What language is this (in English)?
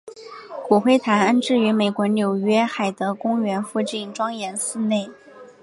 Chinese